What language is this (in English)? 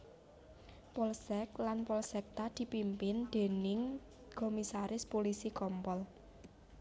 Javanese